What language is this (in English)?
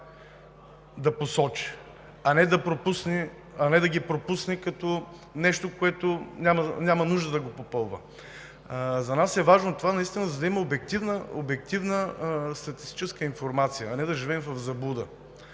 Bulgarian